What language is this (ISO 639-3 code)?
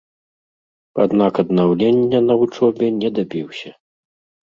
bel